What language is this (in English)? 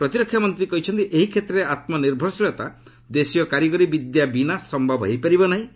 Odia